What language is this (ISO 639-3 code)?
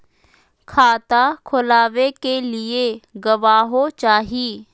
mag